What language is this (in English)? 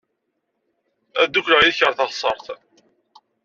Kabyle